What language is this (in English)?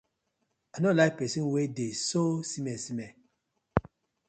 Nigerian Pidgin